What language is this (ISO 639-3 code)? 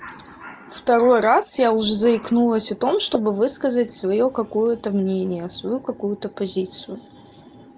rus